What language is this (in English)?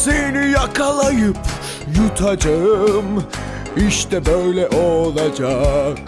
Turkish